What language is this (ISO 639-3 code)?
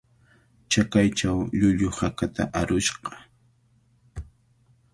qvl